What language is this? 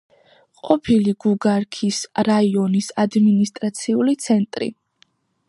Georgian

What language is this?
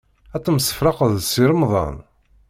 Kabyle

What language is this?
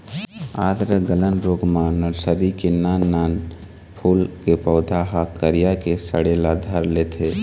Chhattisgarhi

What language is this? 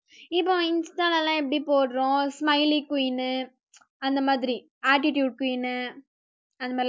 Tamil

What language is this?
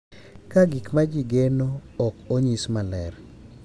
Luo (Kenya and Tanzania)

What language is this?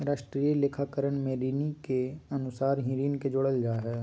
Magahi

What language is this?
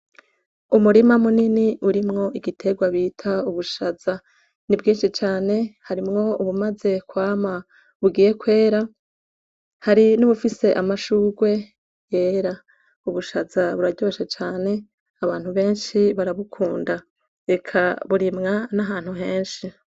Rundi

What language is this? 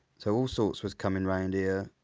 English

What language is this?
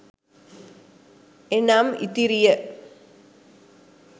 Sinhala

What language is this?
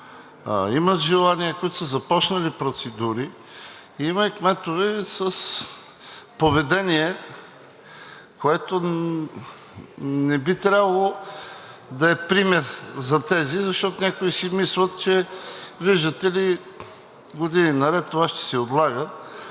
Bulgarian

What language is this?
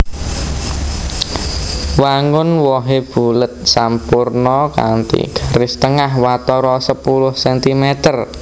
Javanese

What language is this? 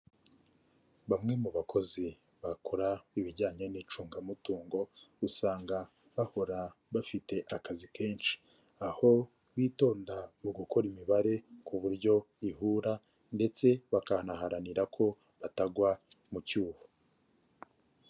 Kinyarwanda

